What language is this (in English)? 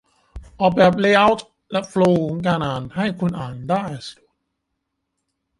Thai